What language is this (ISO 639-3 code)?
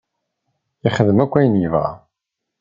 kab